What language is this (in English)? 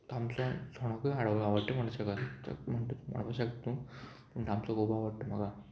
Konkani